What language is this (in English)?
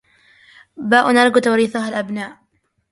Arabic